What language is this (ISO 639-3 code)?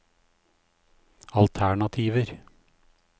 nor